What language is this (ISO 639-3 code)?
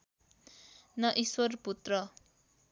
nep